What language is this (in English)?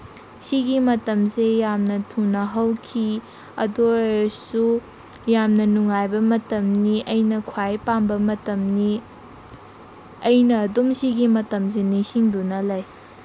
Manipuri